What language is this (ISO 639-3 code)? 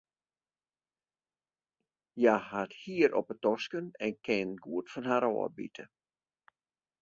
fry